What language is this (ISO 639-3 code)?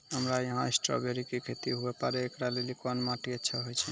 mai